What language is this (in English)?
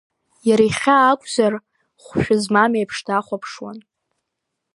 Abkhazian